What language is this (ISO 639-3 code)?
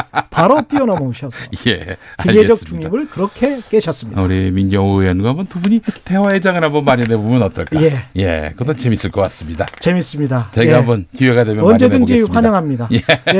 kor